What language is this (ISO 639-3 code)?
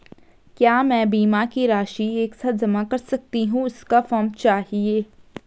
hin